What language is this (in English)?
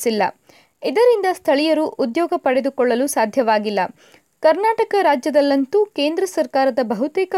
Kannada